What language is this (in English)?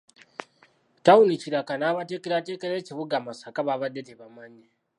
Ganda